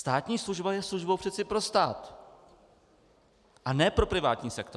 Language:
Czech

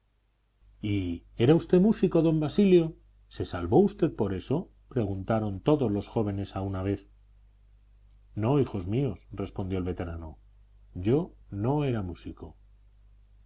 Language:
Spanish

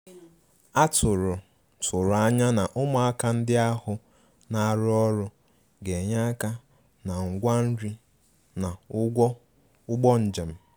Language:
Igbo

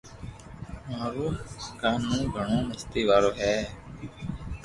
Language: Loarki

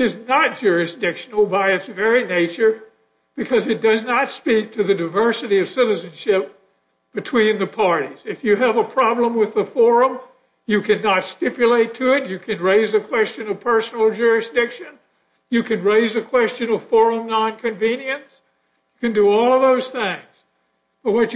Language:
English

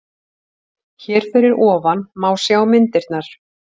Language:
Icelandic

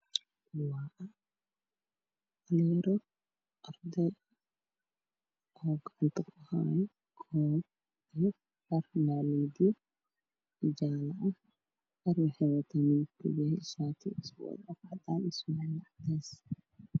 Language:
Somali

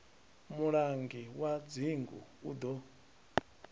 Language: Venda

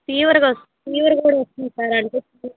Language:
Telugu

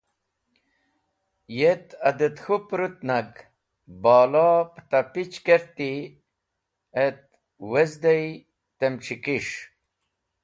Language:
Wakhi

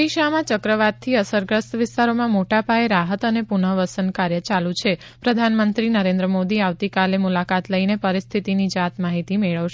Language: Gujarati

